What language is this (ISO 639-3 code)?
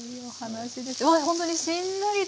jpn